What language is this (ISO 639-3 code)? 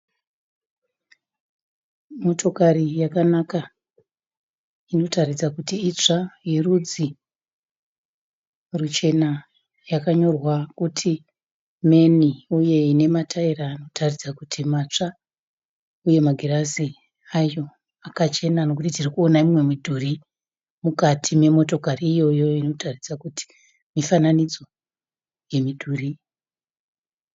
sna